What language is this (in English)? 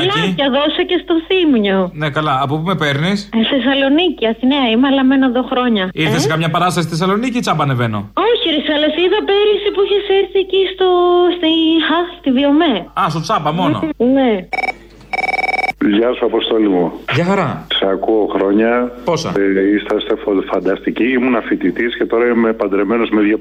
Greek